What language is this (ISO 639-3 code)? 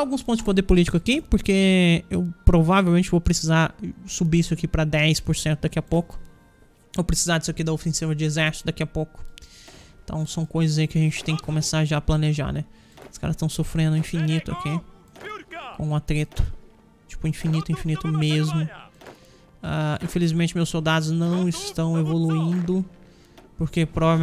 por